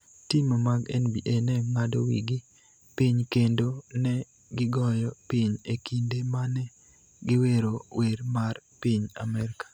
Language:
Luo (Kenya and Tanzania)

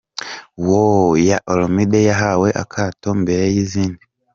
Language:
Kinyarwanda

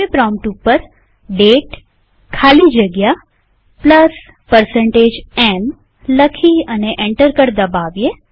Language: Gujarati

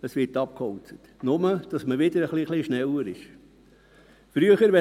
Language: Swiss German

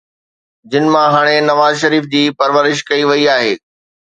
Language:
Sindhi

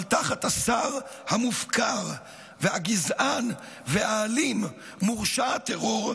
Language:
Hebrew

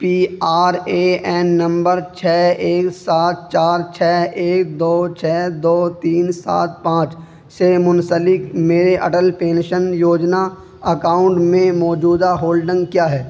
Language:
Urdu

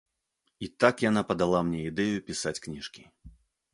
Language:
Belarusian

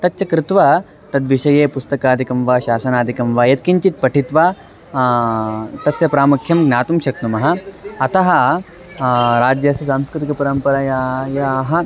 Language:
Sanskrit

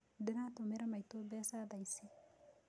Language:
Kikuyu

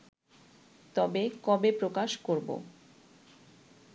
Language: Bangla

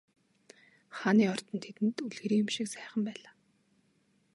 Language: Mongolian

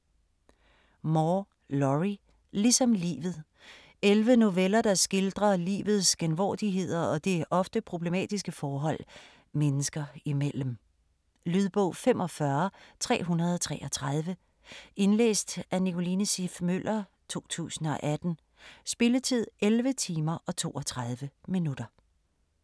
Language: Danish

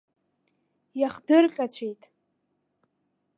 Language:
Abkhazian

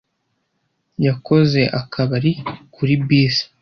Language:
Kinyarwanda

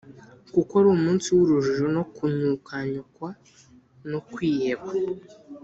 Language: Kinyarwanda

